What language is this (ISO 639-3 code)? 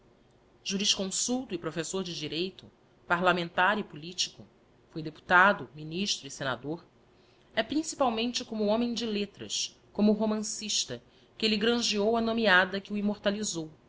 por